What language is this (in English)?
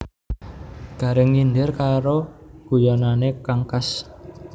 Javanese